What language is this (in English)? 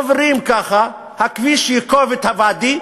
Hebrew